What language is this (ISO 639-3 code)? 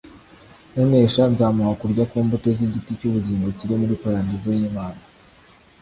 kin